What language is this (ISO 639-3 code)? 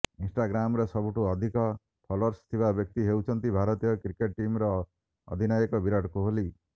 ori